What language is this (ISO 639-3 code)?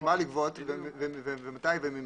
heb